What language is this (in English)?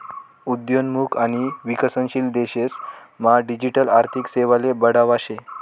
Marathi